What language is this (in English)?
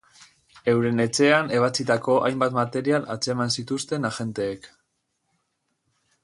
Basque